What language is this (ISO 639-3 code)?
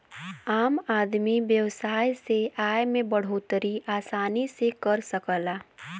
bho